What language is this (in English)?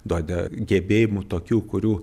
Lithuanian